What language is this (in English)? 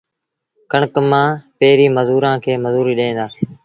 Sindhi Bhil